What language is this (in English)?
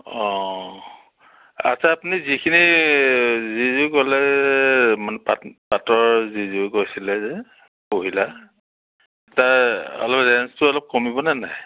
Assamese